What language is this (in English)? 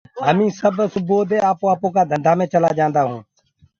Gurgula